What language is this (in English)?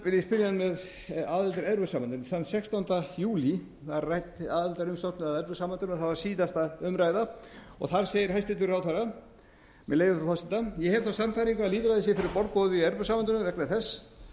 Icelandic